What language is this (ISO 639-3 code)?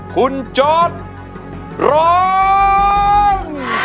tha